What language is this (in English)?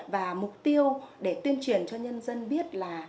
Vietnamese